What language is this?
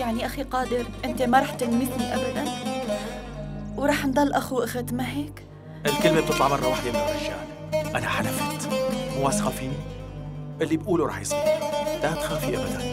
Arabic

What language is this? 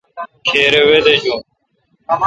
Kalkoti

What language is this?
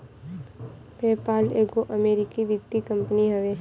Bhojpuri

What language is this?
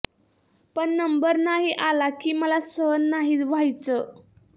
Marathi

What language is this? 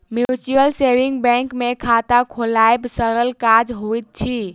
Maithili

